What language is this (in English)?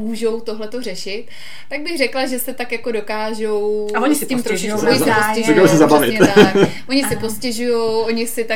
Czech